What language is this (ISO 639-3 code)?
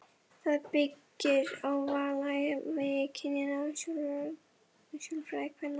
isl